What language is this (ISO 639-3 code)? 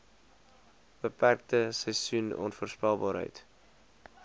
afr